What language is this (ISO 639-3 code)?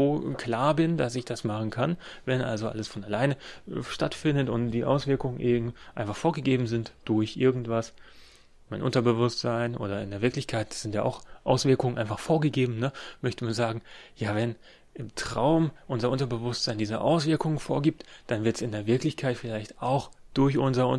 deu